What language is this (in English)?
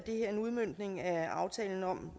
Danish